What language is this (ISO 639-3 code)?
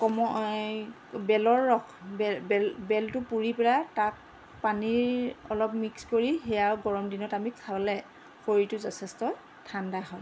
asm